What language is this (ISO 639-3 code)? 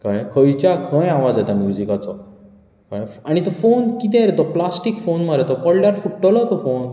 kok